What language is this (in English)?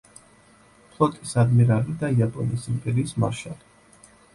Georgian